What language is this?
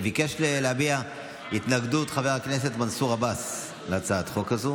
Hebrew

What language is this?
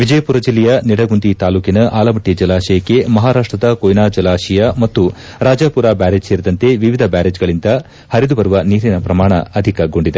Kannada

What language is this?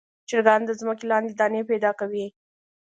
Pashto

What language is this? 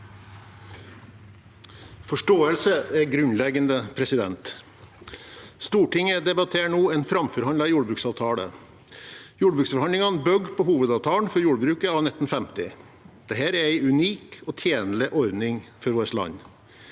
Norwegian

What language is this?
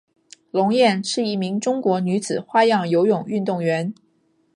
Chinese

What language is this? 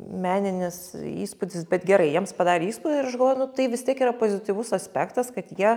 Lithuanian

